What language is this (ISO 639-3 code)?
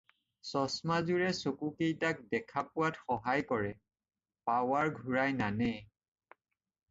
asm